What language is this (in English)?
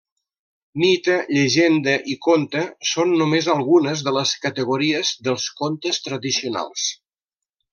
Catalan